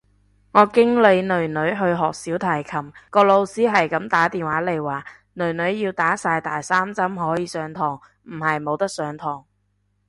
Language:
Cantonese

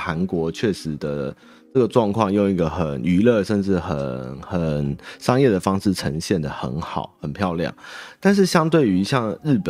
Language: Chinese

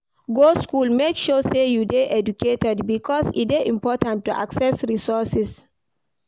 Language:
Nigerian Pidgin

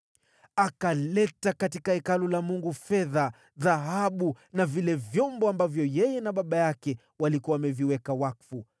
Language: Swahili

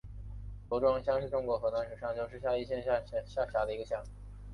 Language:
Chinese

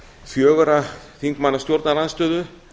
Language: Icelandic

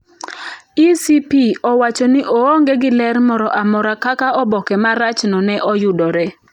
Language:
Luo (Kenya and Tanzania)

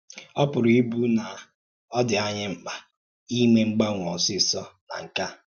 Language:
Igbo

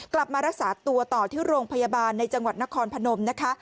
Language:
Thai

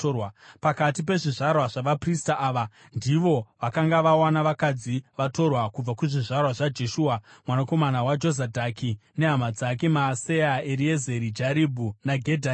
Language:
Shona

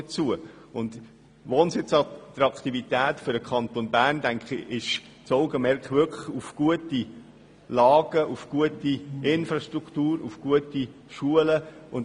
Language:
Swiss German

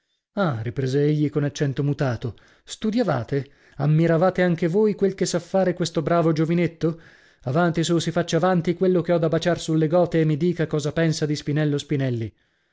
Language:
Italian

